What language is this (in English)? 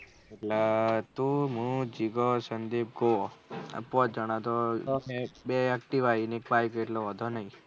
Gujarati